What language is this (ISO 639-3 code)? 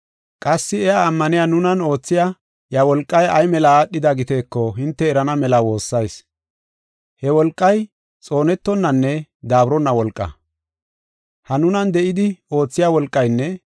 gof